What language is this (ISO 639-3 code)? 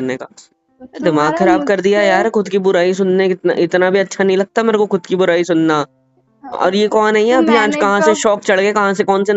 hin